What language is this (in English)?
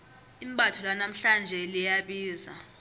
South Ndebele